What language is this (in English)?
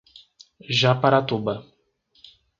Portuguese